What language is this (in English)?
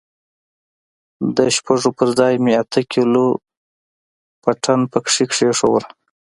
Pashto